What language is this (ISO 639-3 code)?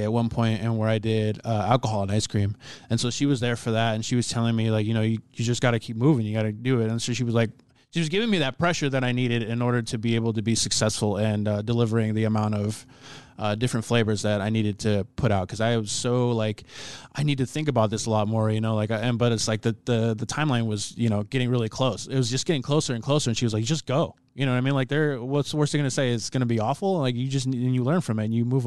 eng